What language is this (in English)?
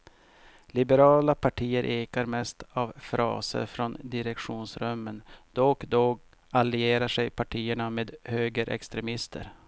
Swedish